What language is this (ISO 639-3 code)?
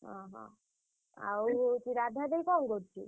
ori